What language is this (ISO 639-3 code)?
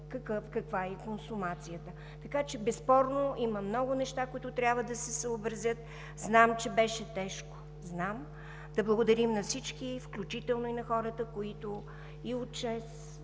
bul